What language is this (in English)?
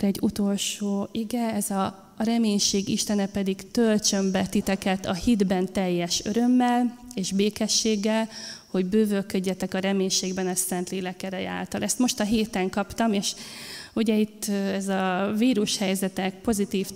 Hungarian